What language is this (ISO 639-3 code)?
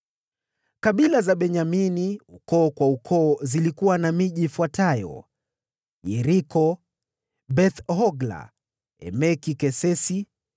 swa